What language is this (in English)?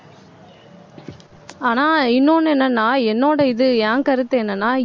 Tamil